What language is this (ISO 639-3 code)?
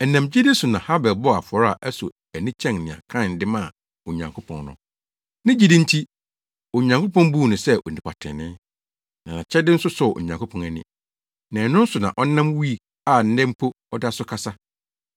aka